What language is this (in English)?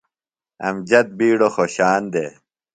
Phalura